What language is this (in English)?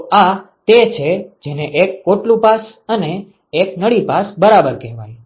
Gujarati